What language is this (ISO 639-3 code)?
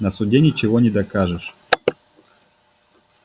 rus